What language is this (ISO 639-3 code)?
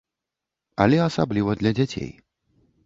bel